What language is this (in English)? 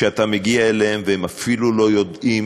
Hebrew